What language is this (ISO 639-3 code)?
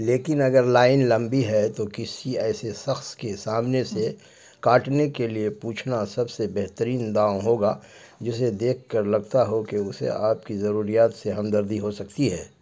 urd